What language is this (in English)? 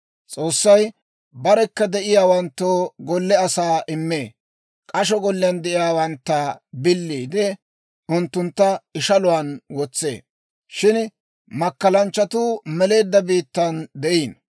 Dawro